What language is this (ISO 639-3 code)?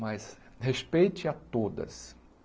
por